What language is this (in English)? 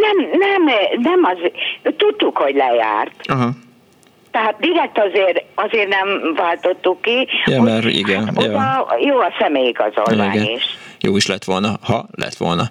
Hungarian